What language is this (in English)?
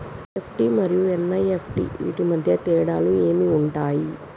Telugu